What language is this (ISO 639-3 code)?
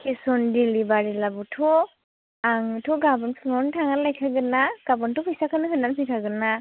brx